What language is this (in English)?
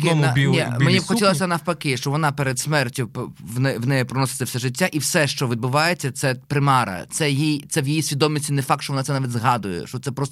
Ukrainian